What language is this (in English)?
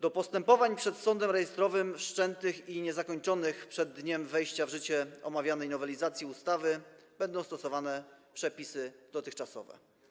Polish